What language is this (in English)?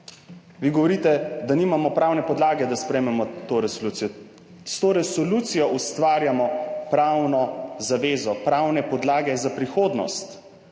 Slovenian